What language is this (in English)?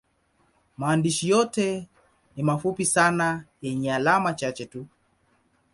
Swahili